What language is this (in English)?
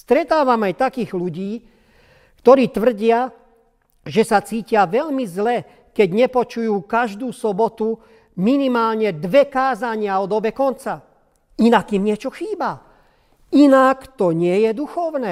Slovak